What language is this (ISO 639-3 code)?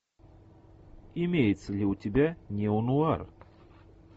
rus